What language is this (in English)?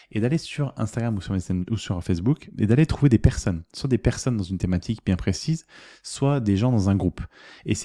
French